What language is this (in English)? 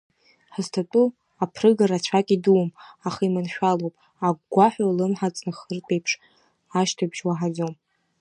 Abkhazian